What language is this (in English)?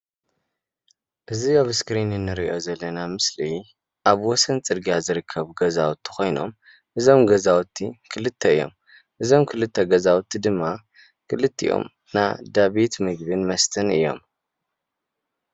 Tigrinya